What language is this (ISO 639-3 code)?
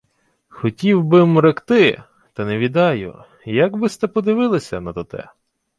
ukr